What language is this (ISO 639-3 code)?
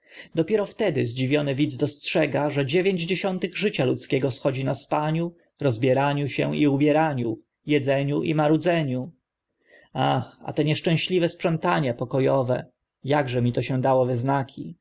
pol